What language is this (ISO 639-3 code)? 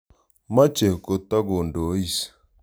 kln